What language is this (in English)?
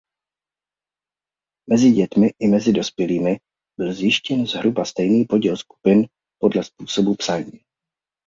Czech